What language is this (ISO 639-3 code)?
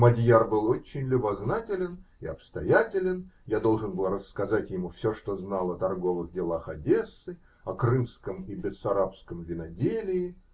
rus